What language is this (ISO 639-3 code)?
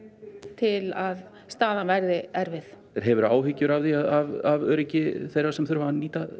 isl